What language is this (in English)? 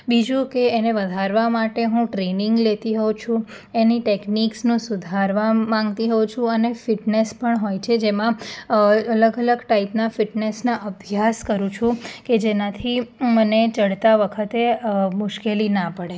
Gujarati